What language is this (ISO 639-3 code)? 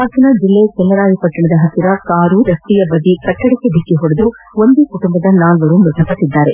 kan